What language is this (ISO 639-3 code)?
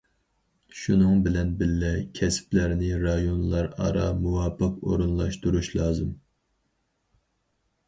uig